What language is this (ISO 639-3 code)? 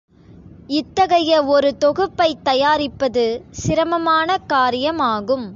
tam